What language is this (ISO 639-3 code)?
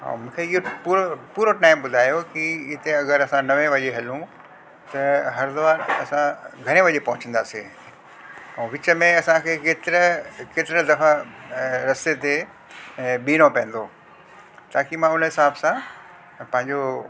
snd